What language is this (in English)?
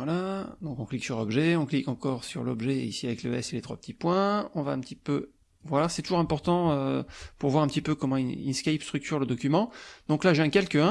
French